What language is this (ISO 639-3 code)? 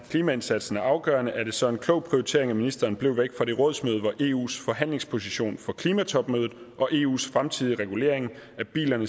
dan